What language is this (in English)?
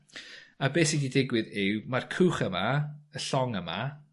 Welsh